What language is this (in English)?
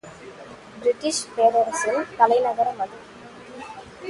Tamil